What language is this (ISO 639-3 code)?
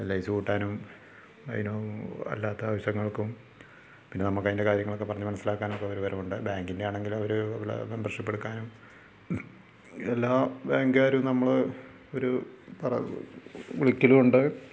mal